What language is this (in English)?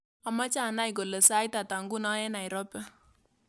Kalenjin